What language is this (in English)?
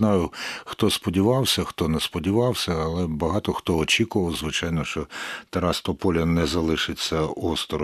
Ukrainian